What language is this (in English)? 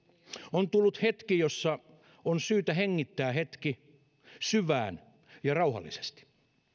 Finnish